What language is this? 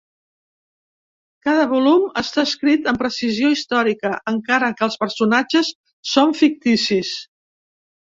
Catalan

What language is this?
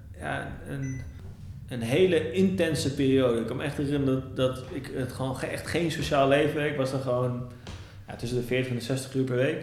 Dutch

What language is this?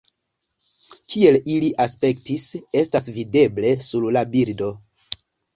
Esperanto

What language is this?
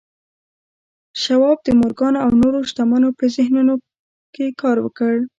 Pashto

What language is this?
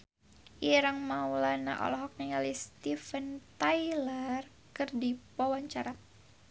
Sundanese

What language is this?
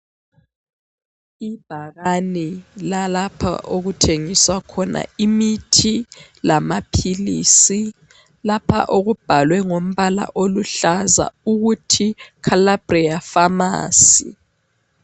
North Ndebele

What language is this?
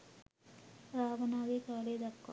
Sinhala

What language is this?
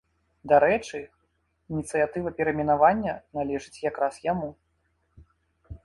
Belarusian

